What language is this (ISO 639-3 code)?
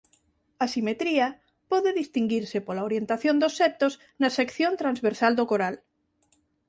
glg